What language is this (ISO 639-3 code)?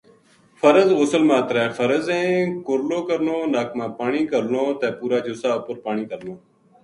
gju